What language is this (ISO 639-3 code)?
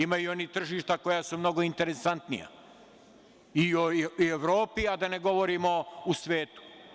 srp